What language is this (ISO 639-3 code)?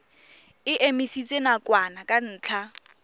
tsn